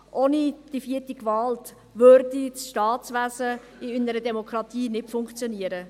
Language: Swiss German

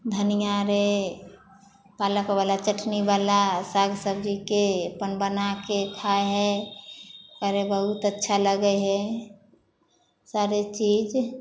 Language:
Maithili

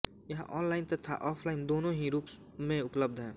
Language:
Hindi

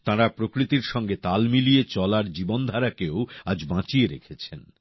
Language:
Bangla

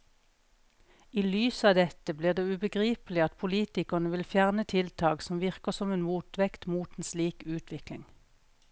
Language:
Norwegian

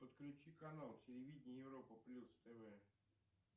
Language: Russian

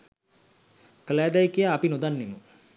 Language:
Sinhala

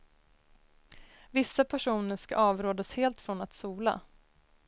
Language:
Swedish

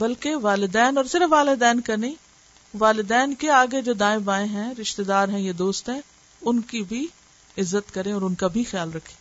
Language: Urdu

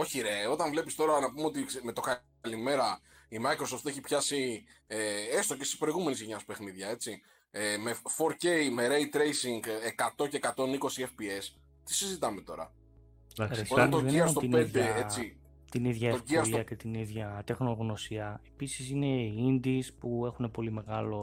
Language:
Greek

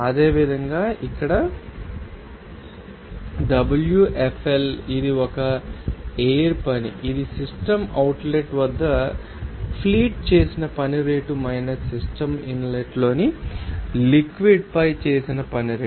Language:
Telugu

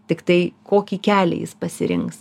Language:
Lithuanian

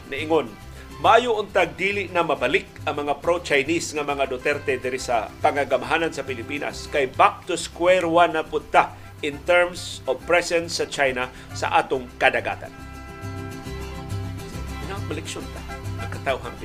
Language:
Filipino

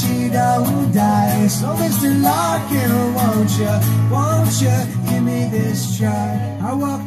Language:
English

